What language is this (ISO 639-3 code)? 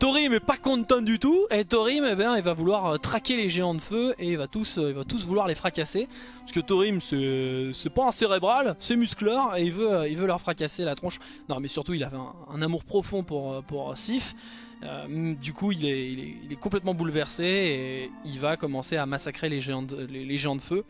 fra